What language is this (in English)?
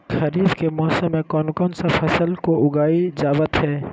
Magahi